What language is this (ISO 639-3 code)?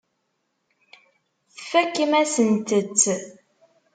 kab